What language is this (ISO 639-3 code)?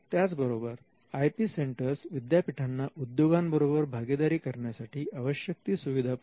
mar